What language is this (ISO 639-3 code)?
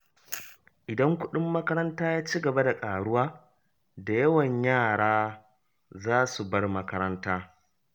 hau